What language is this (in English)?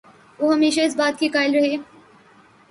Urdu